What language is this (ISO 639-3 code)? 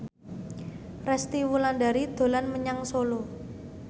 jav